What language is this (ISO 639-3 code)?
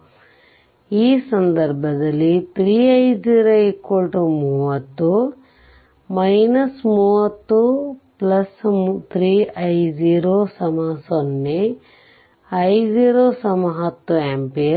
kan